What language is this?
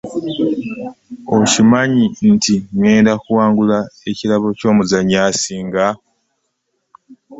Ganda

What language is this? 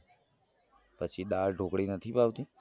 Gujarati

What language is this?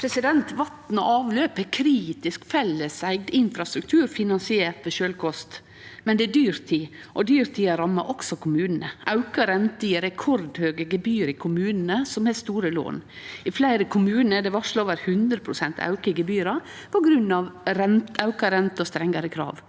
Norwegian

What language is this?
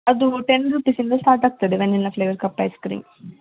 Kannada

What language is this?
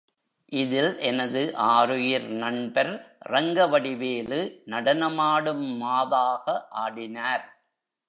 Tamil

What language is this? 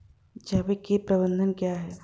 Hindi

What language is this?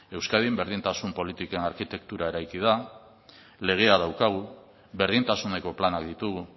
Basque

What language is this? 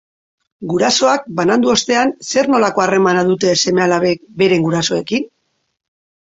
Basque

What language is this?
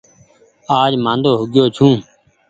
Goaria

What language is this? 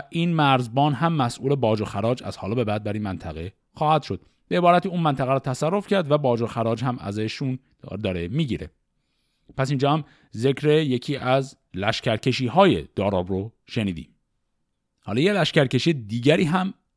Persian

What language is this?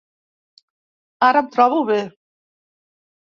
Catalan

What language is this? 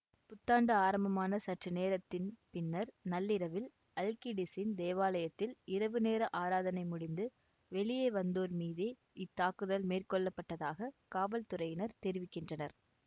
Tamil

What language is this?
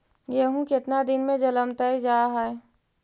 Magahi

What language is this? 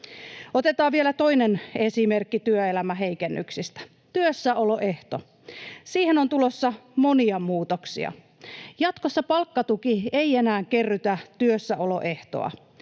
Finnish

